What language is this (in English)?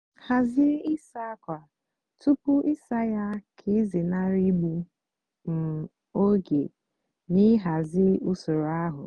Igbo